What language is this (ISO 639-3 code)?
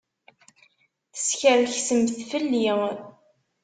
kab